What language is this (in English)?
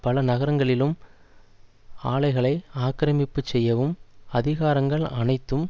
Tamil